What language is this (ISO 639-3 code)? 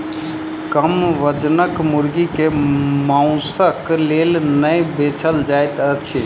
mai